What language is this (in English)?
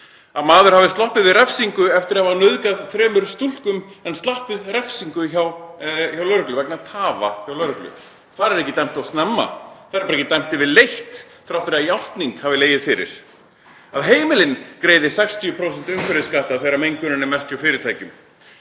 Icelandic